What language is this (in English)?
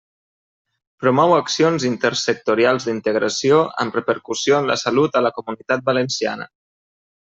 Catalan